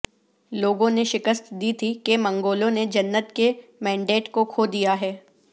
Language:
Urdu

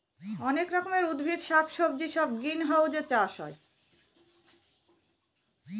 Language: Bangla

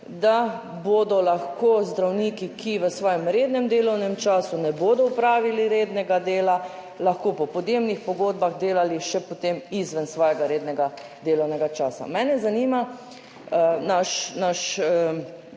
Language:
Slovenian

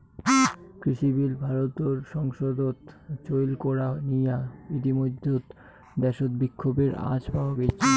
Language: Bangla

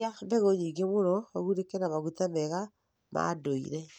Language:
Kikuyu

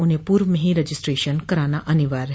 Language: Hindi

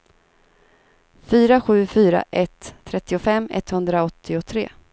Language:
Swedish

